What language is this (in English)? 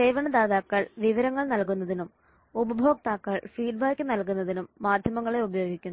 Malayalam